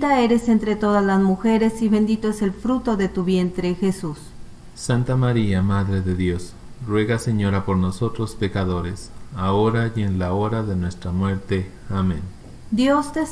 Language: Spanish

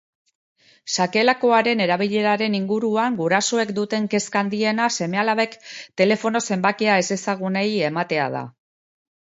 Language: Basque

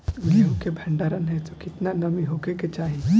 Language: Bhojpuri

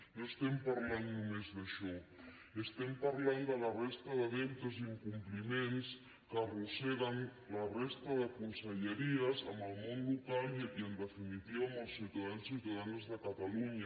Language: Catalan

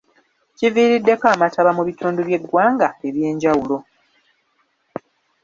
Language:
Ganda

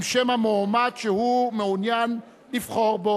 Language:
Hebrew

